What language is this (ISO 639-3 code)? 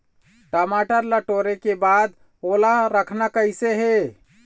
hne